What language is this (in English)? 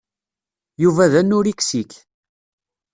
Kabyle